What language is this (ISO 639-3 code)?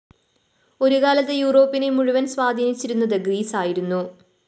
mal